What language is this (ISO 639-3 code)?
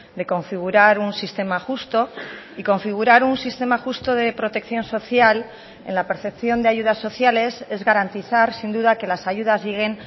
spa